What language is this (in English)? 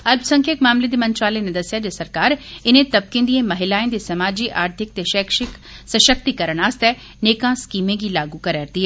Dogri